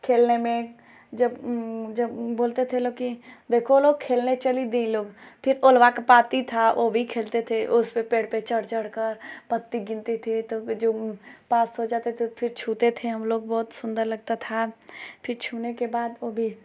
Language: Hindi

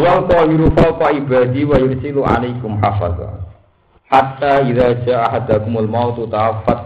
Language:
Indonesian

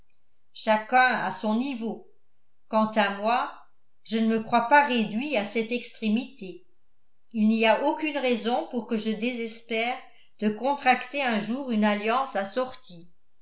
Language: French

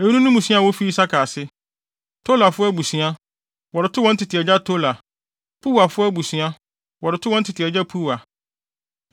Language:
Akan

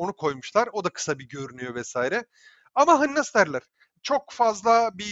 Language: Turkish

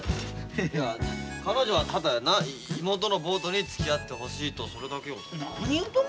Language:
Japanese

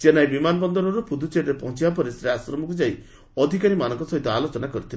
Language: Odia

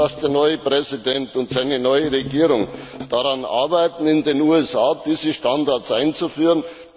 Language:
German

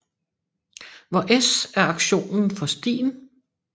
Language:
Danish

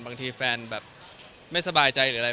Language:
Thai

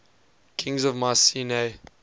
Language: English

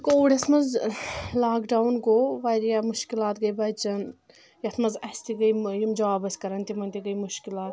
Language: Kashmiri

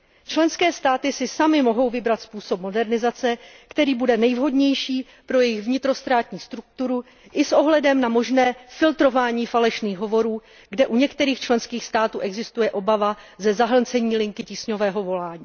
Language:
Czech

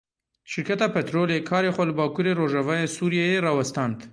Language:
Kurdish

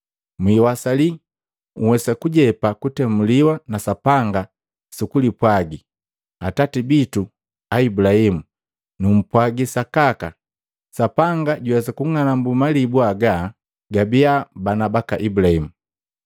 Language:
Matengo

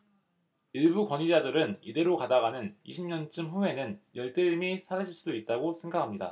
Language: Korean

